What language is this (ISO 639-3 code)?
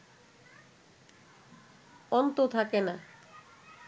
ben